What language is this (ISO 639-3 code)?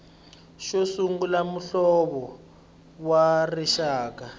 tso